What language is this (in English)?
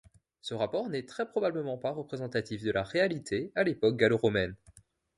French